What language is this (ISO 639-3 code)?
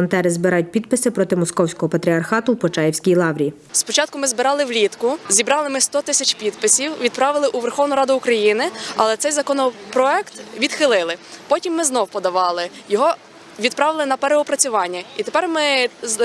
ukr